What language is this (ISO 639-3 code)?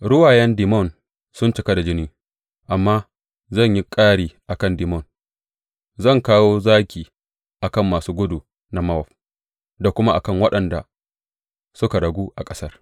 hau